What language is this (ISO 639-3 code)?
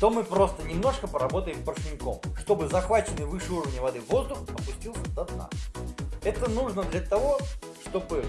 rus